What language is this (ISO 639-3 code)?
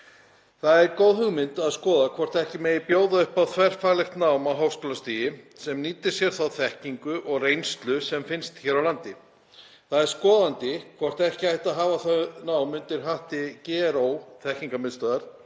isl